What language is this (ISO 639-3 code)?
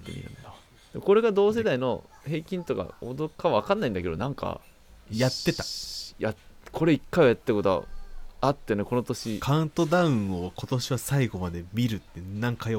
jpn